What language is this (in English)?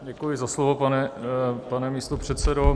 Czech